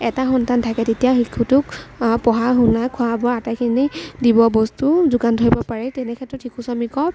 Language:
Assamese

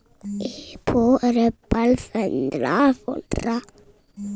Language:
Chhattisgarhi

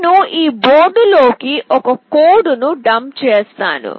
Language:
Telugu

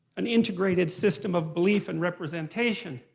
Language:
English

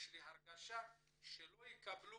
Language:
Hebrew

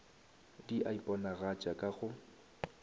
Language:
Northern Sotho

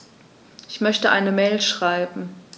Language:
German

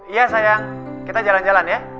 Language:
Indonesian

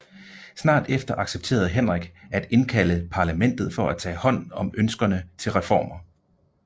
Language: Danish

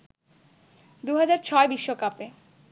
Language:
Bangla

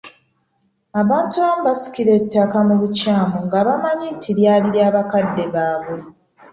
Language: Ganda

